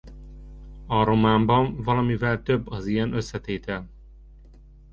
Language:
Hungarian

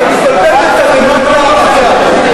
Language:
Hebrew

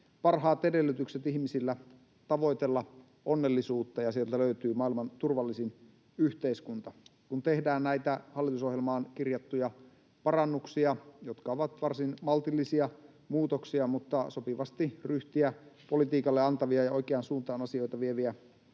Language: Finnish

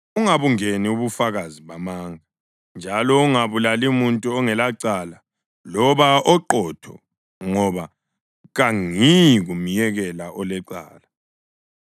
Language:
North Ndebele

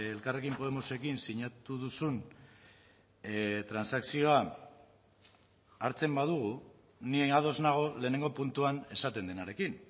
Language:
Basque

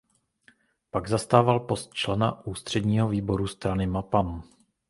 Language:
Czech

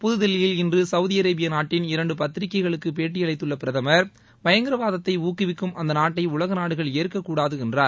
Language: Tamil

